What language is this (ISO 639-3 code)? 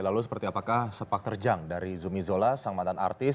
ind